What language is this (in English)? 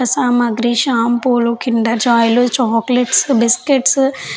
Telugu